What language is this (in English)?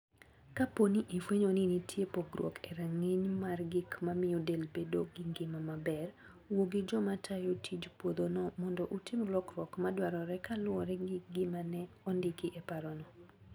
Luo (Kenya and Tanzania)